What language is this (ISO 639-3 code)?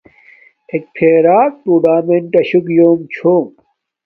dmk